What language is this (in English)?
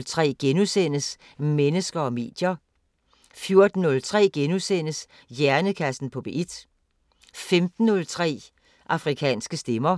Danish